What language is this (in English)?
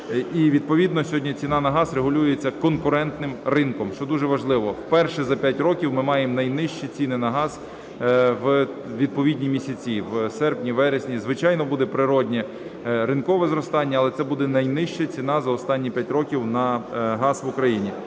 Ukrainian